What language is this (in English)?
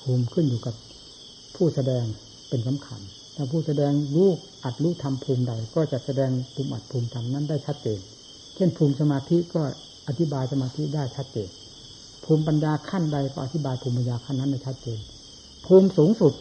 Thai